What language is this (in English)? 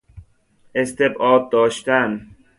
Persian